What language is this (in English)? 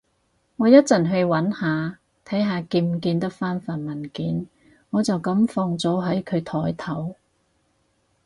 Cantonese